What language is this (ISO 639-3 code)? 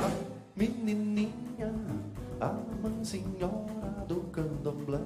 por